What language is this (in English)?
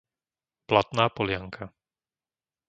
Slovak